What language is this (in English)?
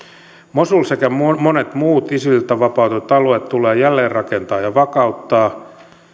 Finnish